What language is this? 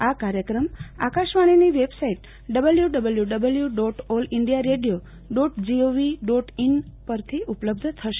Gujarati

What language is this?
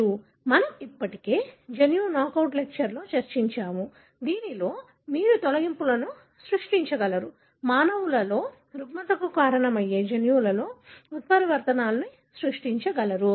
Telugu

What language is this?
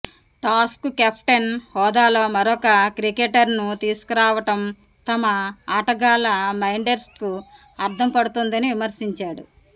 Telugu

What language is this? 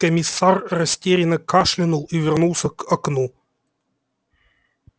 Russian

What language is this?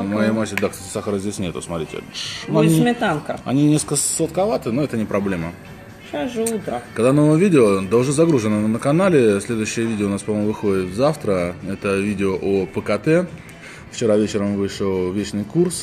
Russian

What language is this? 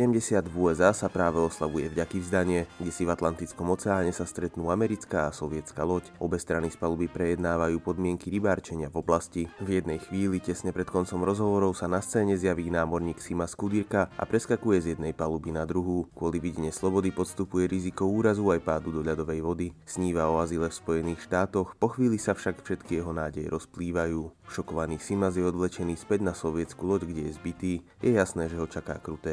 Slovak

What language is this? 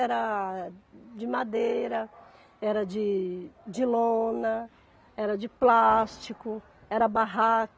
Portuguese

